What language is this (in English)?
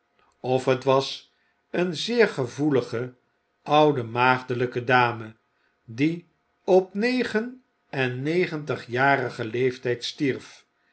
Dutch